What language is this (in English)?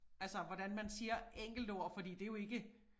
Danish